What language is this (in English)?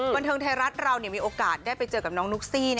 Thai